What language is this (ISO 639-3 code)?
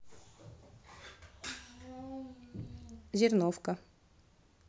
rus